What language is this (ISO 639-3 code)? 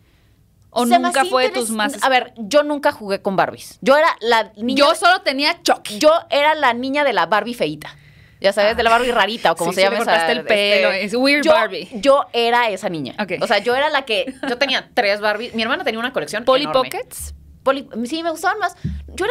spa